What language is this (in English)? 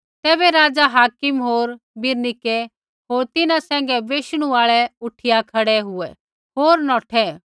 Kullu Pahari